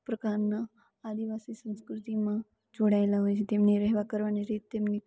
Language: Gujarati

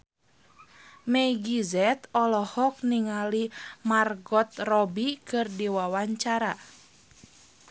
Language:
Sundanese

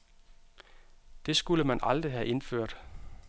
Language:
Danish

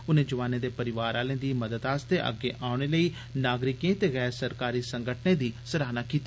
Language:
Dogri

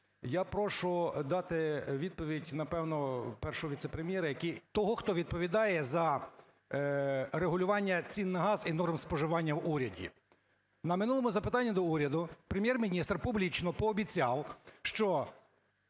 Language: Ukrainian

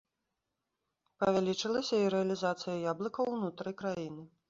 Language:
Belarusian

